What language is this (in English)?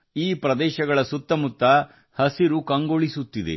Kannada